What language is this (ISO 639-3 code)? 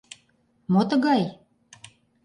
chm